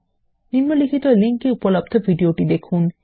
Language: Bangla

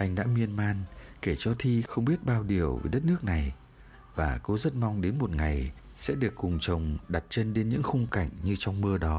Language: Vietnamese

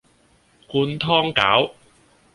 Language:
Cantonese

